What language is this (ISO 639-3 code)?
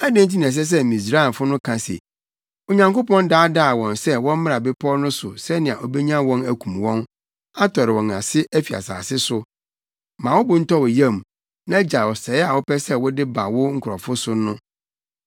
aka